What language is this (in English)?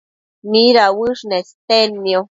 Matsés